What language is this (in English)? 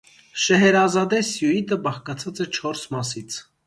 Armenian